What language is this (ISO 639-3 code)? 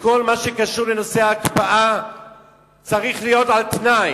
heb